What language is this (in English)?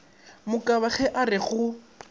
Northern Sotho